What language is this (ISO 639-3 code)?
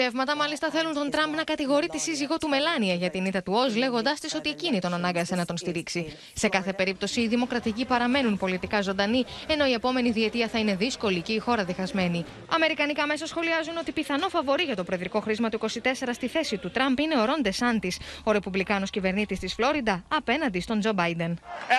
ell